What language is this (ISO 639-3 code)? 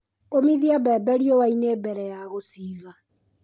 kik